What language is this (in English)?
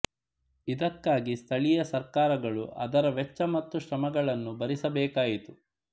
Kannada